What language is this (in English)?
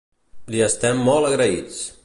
Catalan